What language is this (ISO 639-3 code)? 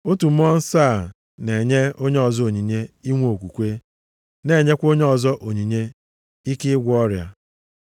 ibo